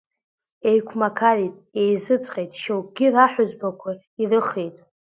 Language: Abkhazian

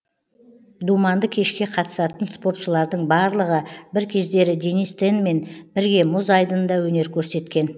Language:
Kazakh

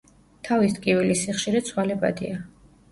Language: Georgian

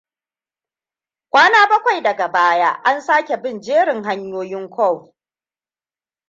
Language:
Hausa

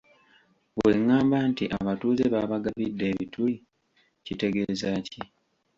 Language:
Ganda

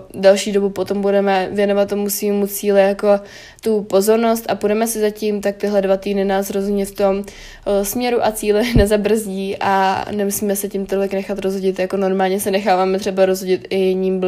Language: Czech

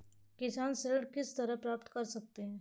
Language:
Hindi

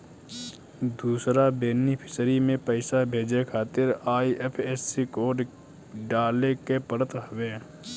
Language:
Bhojpuri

